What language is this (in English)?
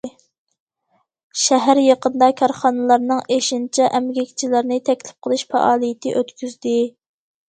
Uyghur